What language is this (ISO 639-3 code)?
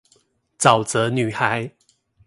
zho